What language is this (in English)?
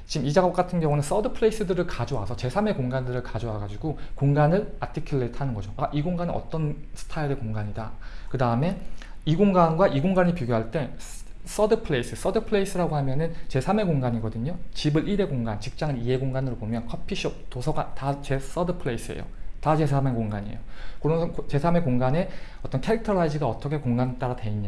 Korean